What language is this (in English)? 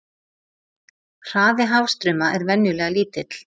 Icelandic